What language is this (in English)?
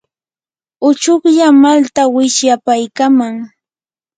Yanahuanca Pasco Quechua